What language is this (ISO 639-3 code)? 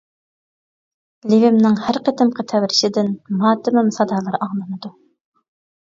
uig